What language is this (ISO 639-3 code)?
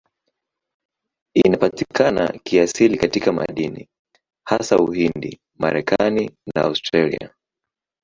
swa